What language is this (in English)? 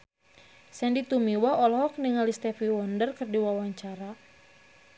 Sundanese